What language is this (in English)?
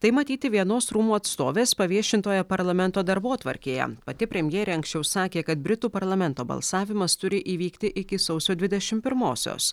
Lithuanian